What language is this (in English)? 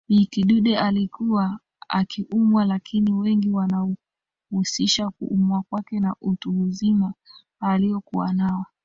Swahili